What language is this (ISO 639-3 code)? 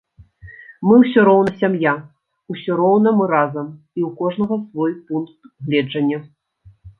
bel